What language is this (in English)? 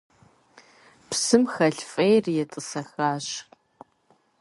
Kabardian